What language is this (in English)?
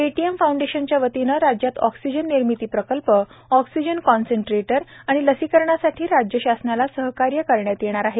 Marathi